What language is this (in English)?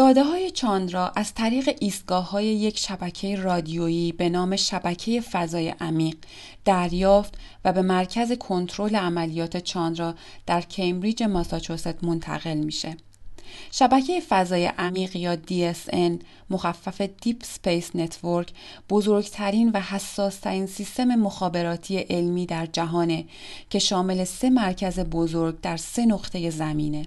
Persian